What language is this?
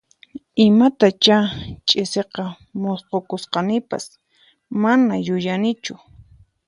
Puno Quechua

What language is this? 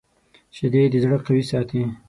Pashto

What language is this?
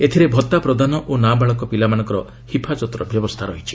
Odia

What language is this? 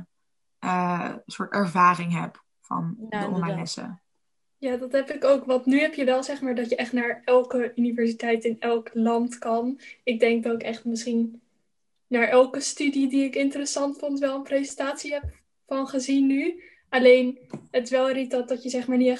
Dutch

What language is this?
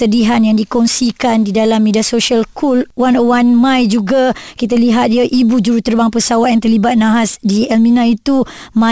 Malay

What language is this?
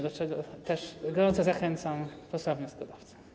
Polish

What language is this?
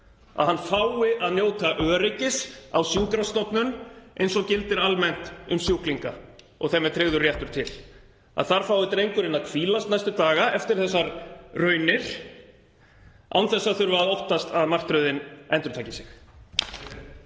Icelandic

